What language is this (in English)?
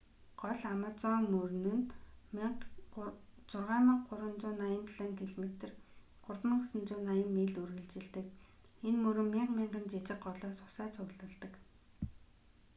Mongolian